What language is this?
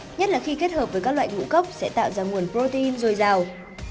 Vietnamese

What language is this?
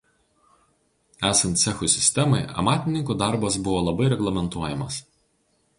Lithuanian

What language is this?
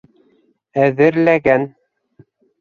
Bashkir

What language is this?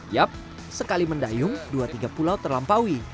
Indonesian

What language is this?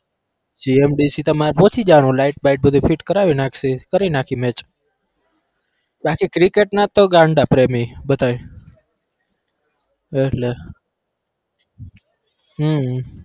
Gujarati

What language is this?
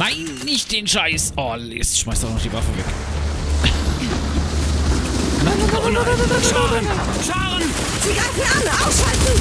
German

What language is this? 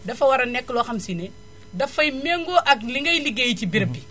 Wolof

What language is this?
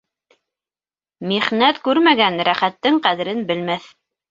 Bashkir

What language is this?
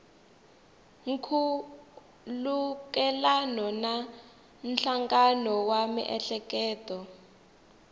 Tsonga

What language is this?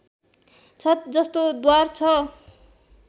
Nepali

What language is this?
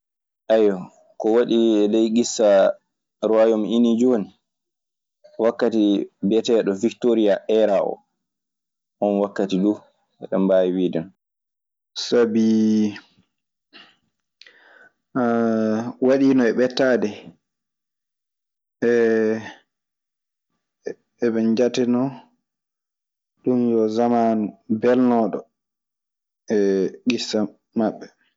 Maasina Fulfulde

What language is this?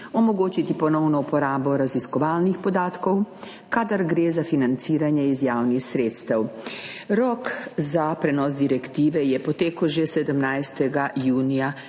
Slovenian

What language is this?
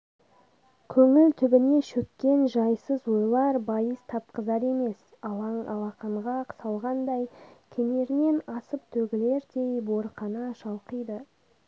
Kazakh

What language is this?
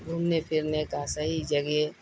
Urdu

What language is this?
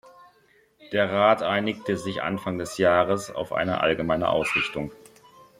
German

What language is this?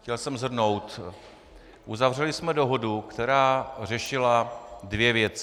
Czech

